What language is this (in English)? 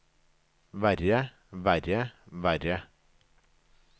Norwegian